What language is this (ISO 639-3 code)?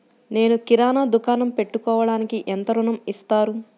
tel